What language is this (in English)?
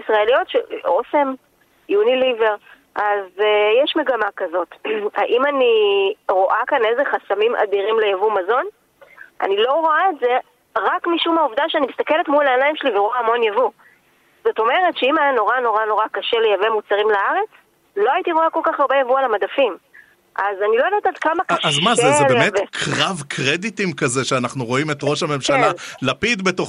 Hebrew